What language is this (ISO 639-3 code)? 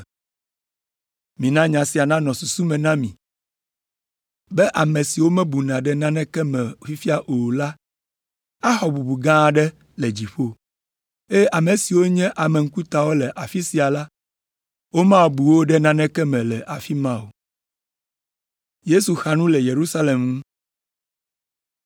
ewe